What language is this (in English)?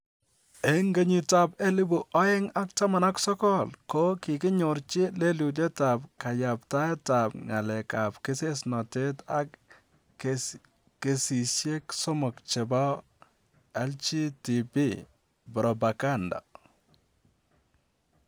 Kalenjin